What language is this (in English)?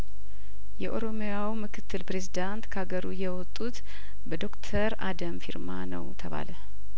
Amharic